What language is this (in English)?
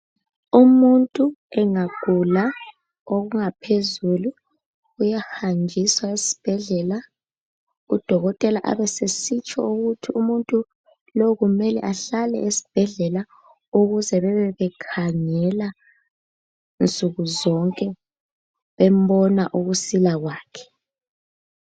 North Ndebele